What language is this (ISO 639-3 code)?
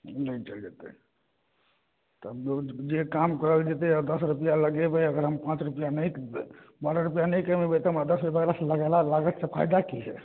mai